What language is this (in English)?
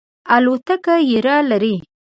Pashto